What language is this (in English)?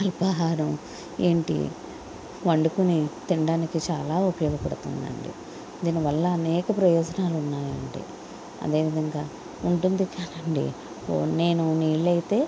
Telugu